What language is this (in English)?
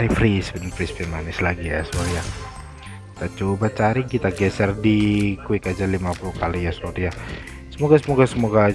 Indonesian